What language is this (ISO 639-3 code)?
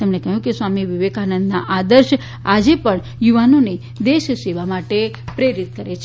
guj